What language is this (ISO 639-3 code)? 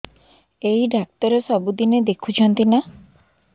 ori